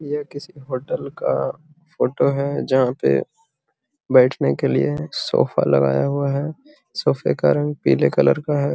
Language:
Magahi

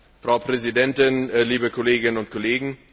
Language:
German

